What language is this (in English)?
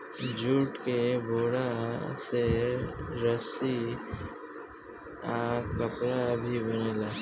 Bhojpuri